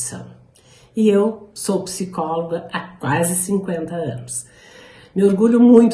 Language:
Portuguese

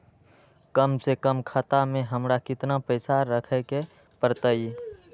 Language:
Magahi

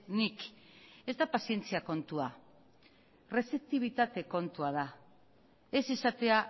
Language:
Basque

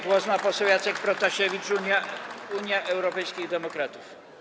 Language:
Polish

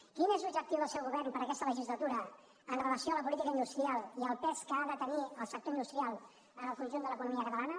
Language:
Catalan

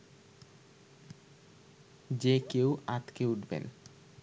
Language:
Bangla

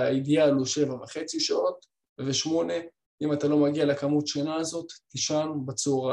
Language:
Hebrew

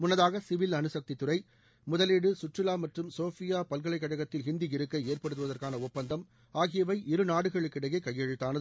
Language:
Tamil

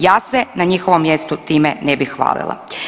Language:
Croatian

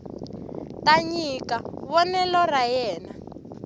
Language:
Tsonga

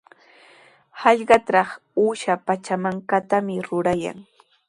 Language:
Sihuas Ancash Quechua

